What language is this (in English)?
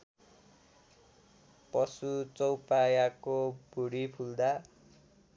Nepali